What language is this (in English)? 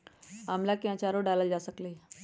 Magahi